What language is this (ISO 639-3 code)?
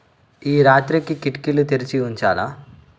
tel